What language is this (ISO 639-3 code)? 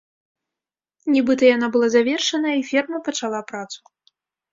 bel